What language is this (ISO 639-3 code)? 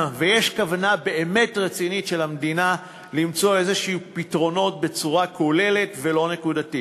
heb